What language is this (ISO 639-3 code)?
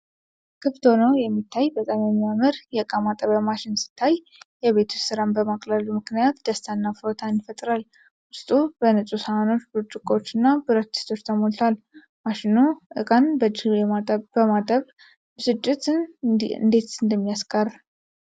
amh